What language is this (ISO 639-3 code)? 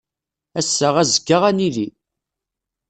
kab